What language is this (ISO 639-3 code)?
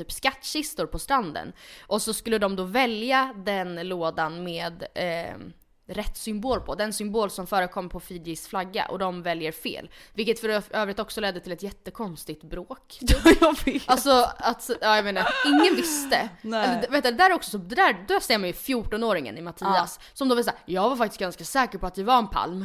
swe